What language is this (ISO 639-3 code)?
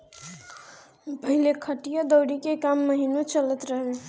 bho